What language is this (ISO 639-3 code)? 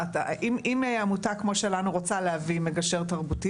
heb